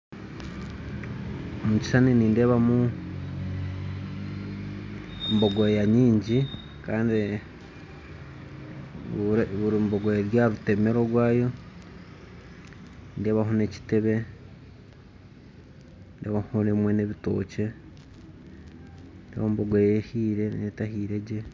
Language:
Nyankole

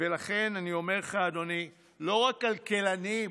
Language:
Hebrew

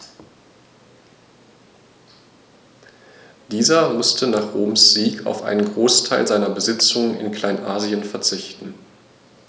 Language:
German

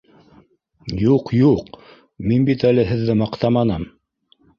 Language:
Bashkir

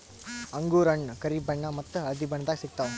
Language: Kannada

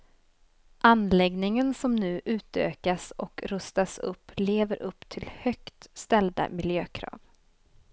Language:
Swedish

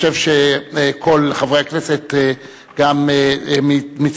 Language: Hebrew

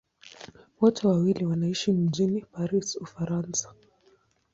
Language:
Swahili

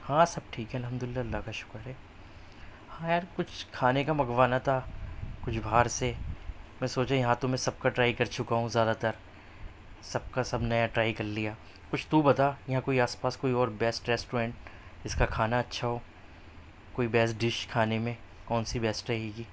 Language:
Urdu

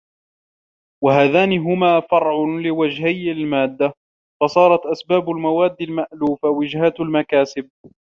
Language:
Arabic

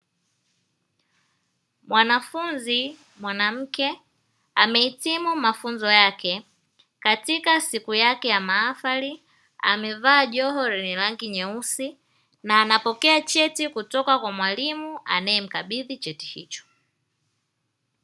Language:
Swahili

